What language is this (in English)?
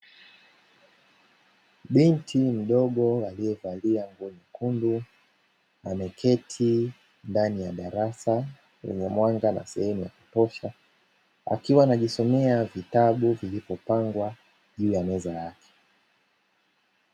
Swahili